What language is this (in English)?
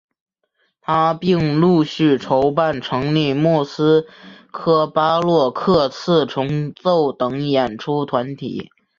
Chinese